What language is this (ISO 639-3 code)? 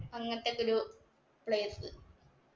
mal